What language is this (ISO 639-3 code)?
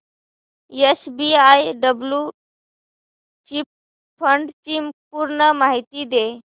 mar